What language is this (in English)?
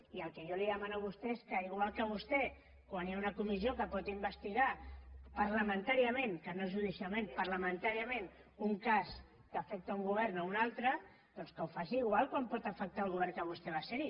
Catalan